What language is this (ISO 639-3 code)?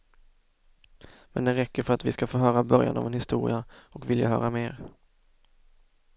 swe